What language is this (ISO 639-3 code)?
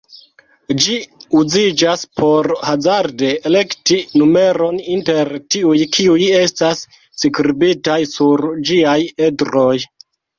epo